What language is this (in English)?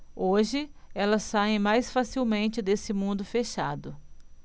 Portuguese